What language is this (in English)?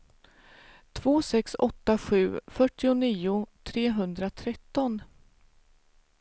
Swedish